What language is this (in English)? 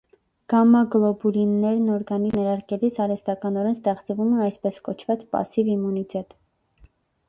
Armenian